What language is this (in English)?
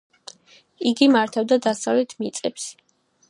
Georgian